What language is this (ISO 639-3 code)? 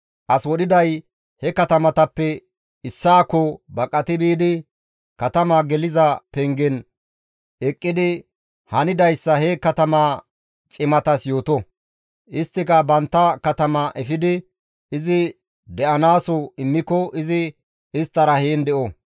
gmv